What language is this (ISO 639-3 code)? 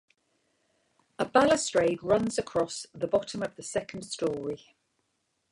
eng